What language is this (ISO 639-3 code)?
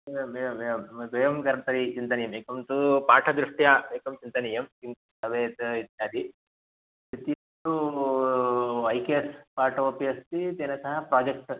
san